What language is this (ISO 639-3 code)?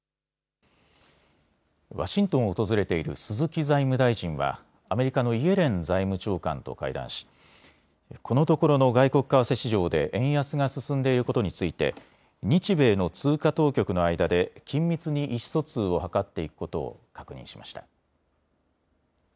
jpn